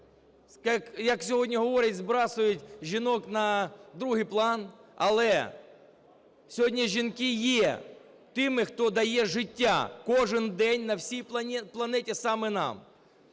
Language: Ukrainian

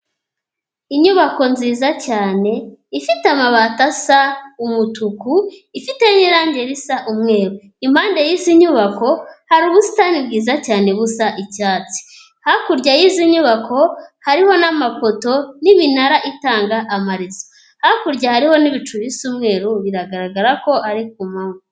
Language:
Kinyarwanda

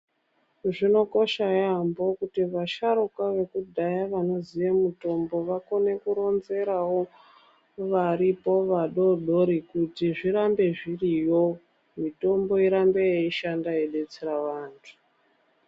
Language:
Ndau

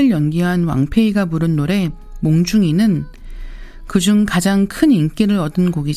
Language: Korean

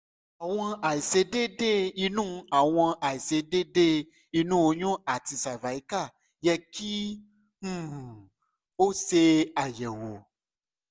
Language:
Yoruba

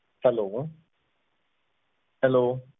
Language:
Punjabi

